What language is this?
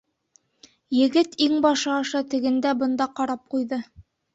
Bashkir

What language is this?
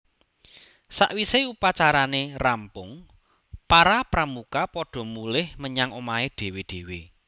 Javanese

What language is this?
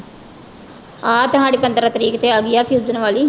Punjabi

